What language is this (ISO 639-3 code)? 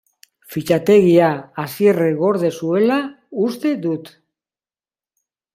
eus